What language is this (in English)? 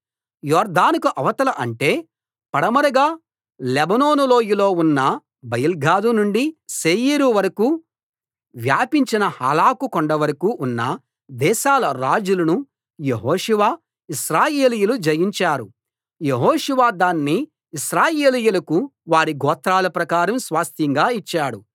Telugu